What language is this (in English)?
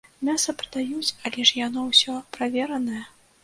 Belarusian